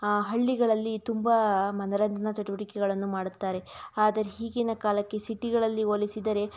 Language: Kannada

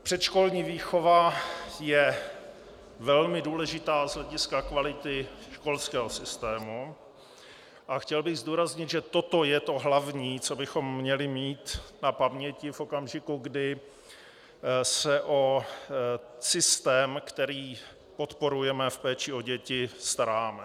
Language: Czech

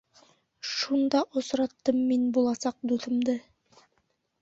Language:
Bashkir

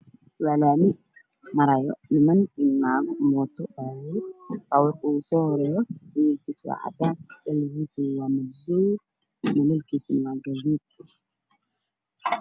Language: Somali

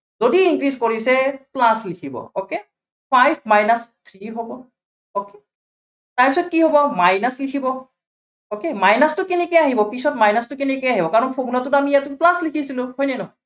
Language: Assamese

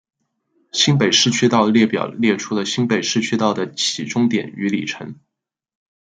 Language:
Chinese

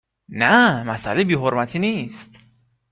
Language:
Persian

